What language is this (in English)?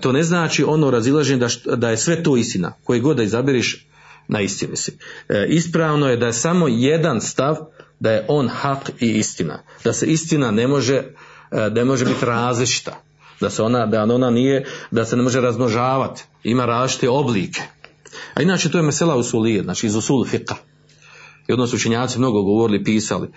Croatian